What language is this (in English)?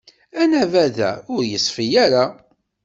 Kabyle